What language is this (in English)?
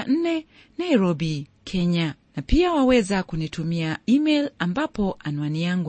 Swahili